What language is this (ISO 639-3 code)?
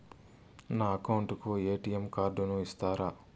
tel